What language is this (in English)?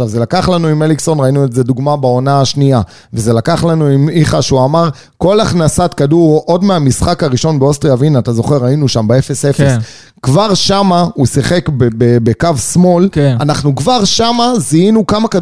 Hebrew